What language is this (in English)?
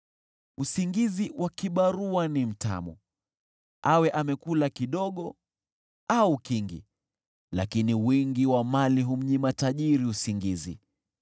Swahili